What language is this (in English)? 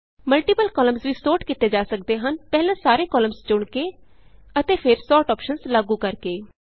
Punjabi